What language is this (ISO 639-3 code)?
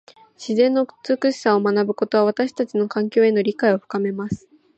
jpn